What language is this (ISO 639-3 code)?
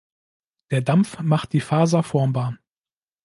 deu